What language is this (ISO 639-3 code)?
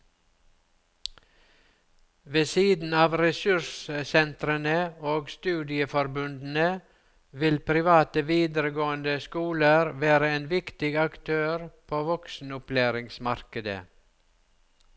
nor